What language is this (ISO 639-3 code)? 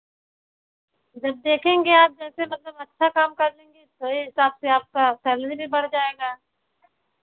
hin